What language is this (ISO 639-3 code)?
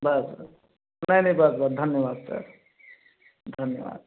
hin